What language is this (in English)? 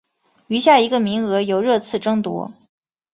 Chinese